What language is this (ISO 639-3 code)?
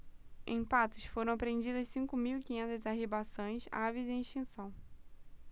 por